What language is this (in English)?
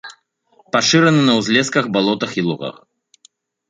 Belarusian